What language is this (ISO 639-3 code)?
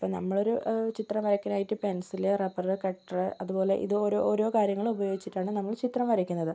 mal